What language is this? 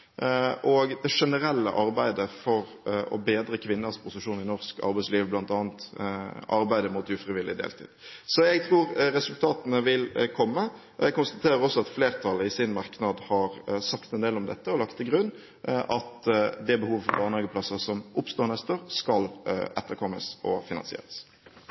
Norwegian Bokmål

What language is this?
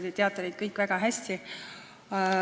Estonian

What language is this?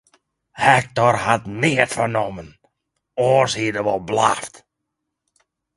Western Frisian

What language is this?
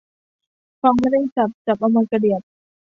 Thai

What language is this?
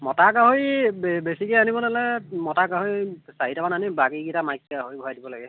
Assamese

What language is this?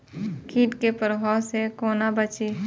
Maithili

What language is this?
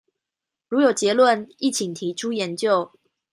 Chinese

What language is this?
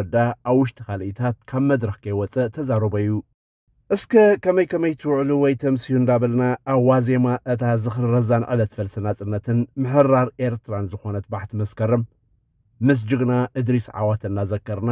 Arabic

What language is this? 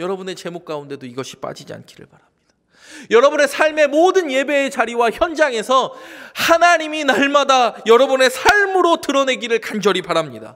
Korean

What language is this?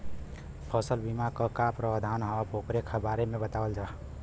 Bhojpuri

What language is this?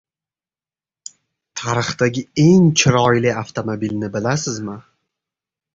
Uzbek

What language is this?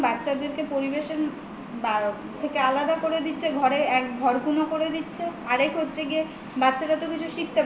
Bangla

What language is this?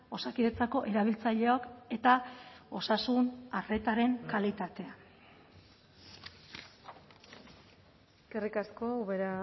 Basque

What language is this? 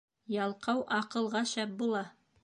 Bashkir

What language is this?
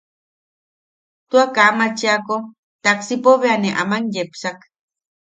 Yaqui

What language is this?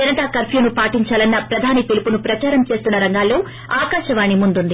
Telugu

